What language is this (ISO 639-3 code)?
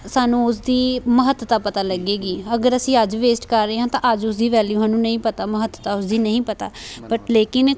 pan